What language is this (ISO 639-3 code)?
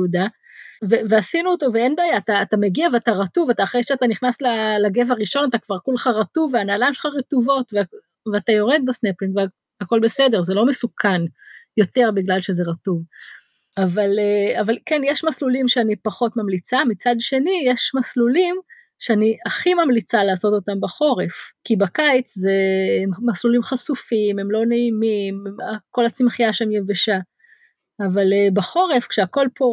heb